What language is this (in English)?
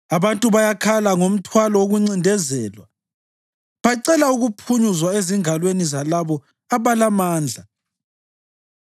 North Ndebele